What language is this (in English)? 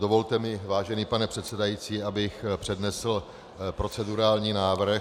Czech